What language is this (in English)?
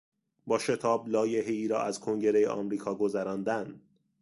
Persian